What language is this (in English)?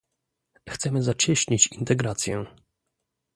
Polish